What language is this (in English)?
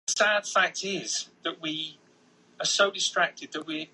Chinese